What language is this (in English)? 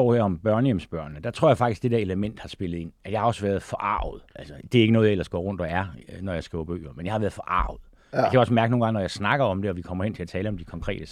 Danish